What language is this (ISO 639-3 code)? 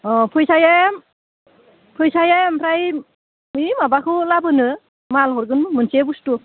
brx